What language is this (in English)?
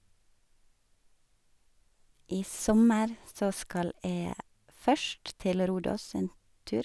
Norwegian